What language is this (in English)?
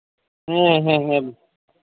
Santali